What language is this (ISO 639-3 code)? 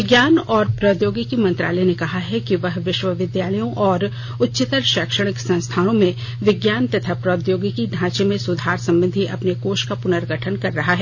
hin